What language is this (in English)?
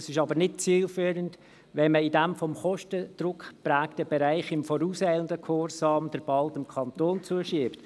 Swiss German